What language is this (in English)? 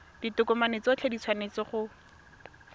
Tswana